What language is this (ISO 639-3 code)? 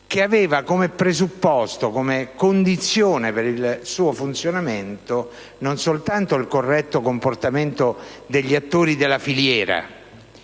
ita